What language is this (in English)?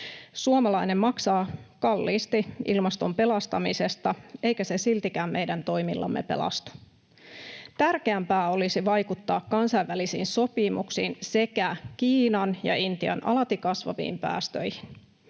Finnish